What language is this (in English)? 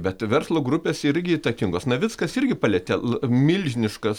Lithuanian